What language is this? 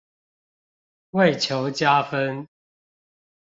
Chinese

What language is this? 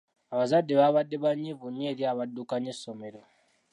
Ganda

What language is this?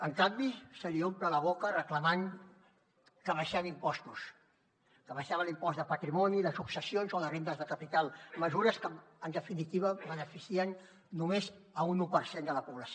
Catalan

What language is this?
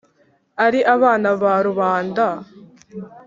Kinyarwanda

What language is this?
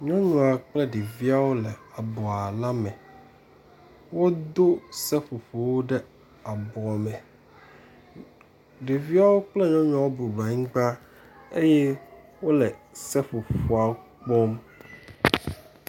Ewe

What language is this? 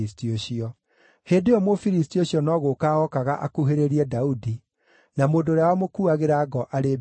Kikuyu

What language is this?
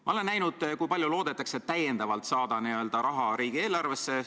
Estonian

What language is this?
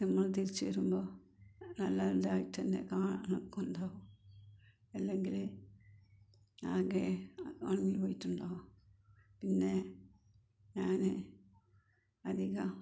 Malayalam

